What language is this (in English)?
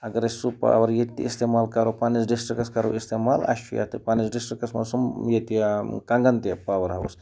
Kashmiri